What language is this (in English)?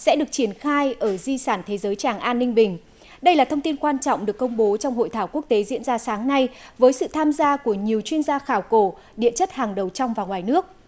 Vietnamese